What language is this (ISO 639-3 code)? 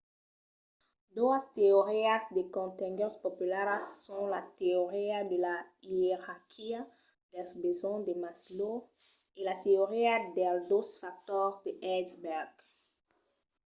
oci